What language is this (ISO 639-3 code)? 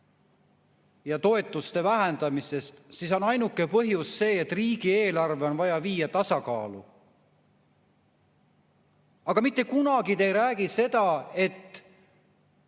est